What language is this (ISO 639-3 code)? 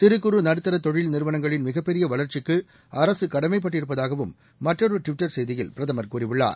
tam